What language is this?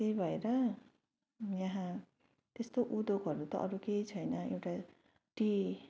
Nepali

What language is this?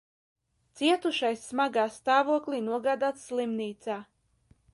Latvian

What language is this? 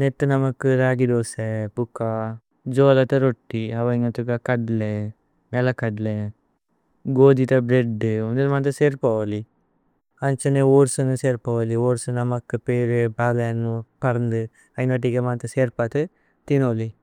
Tulu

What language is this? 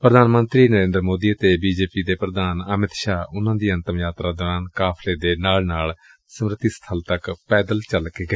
Punjabi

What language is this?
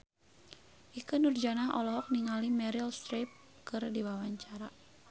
Sundanese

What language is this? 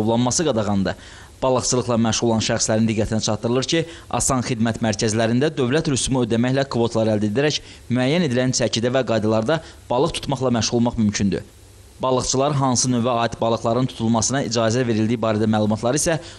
Turkish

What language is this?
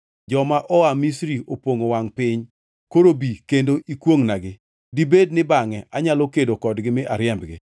Luo (Kenya and Tanzania)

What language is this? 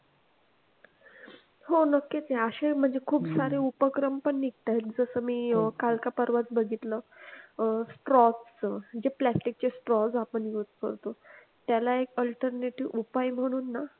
Marathi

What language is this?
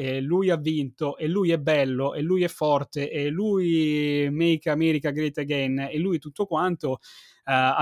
Italian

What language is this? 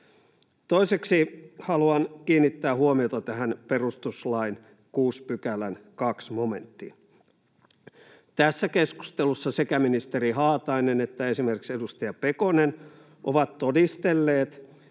Finnish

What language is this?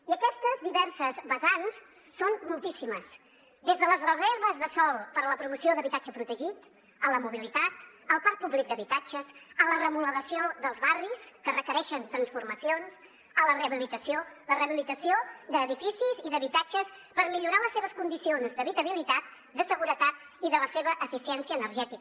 Catalan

